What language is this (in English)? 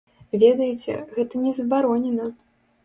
Belarusian